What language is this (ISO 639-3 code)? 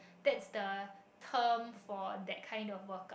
eng